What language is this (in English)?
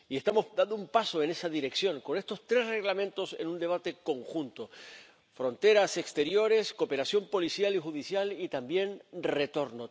Spanish